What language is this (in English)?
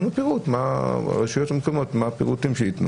Hebrew